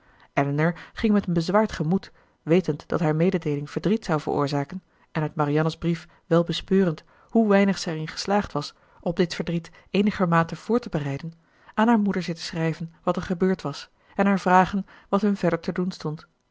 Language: Dutch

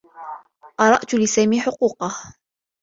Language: Arabic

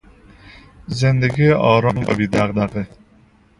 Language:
Persian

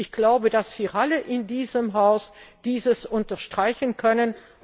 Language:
German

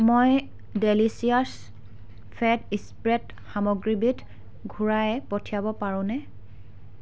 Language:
Assamese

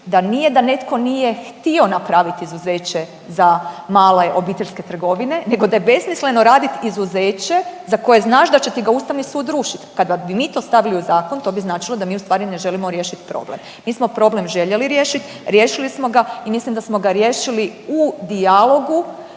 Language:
Croatian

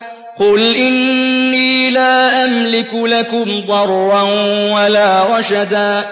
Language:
Arabic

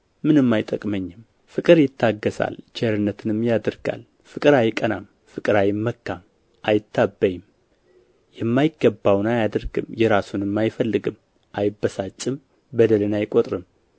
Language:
Amharic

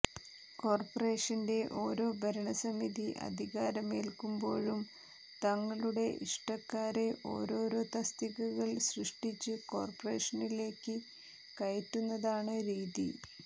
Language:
Malayalam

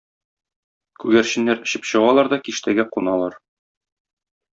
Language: Tatar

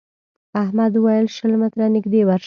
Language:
Pashto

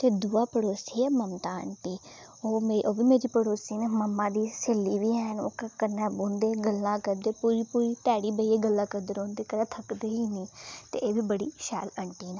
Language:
Dogri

